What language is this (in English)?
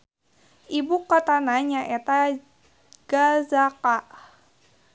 Sundanese